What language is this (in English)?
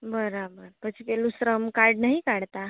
Gujarati